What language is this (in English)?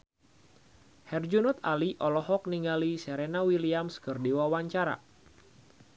Sundanese